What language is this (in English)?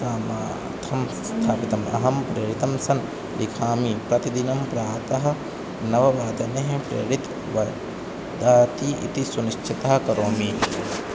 Sanskrit